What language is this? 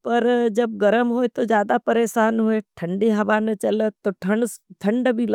Nimadi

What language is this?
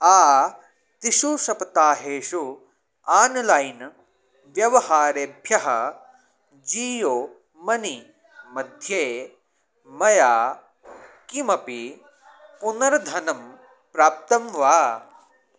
Sanskrit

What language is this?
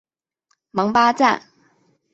Chinese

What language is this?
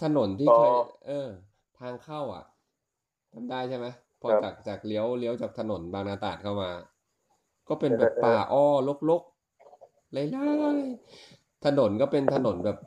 Thai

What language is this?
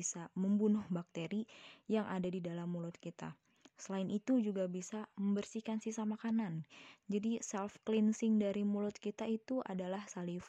Indonesian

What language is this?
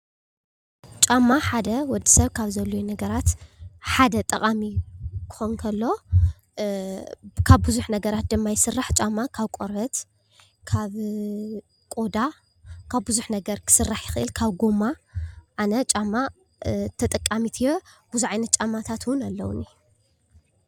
Tigrinya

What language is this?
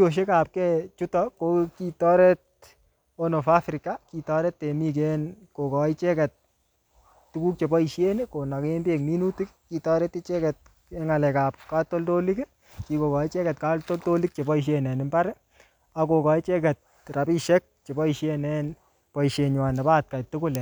Kalenjin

